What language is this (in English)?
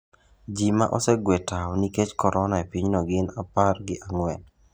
Luo (Kenya and Tanzania)